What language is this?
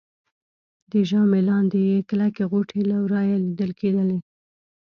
Pashto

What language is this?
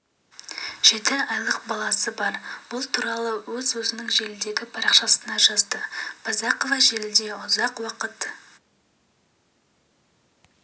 Kazakh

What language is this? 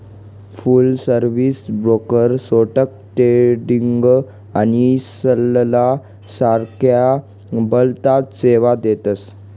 Marathi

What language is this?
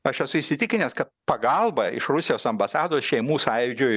Lithuanian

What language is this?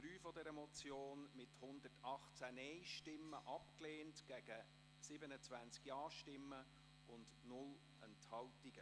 Swiss German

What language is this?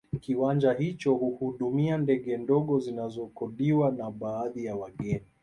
Swahili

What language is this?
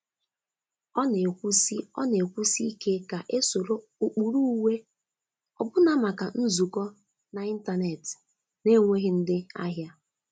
Igbo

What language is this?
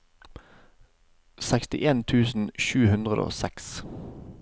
Norwegian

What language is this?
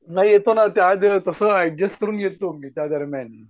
Marathi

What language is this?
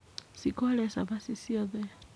Kikuyu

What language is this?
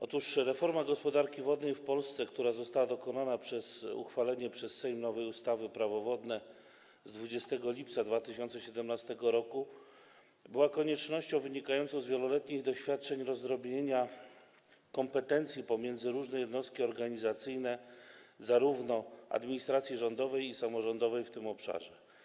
Polish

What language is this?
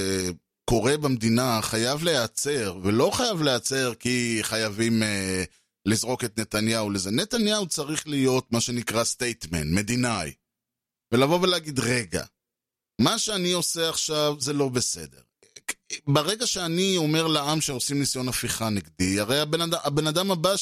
Hebrew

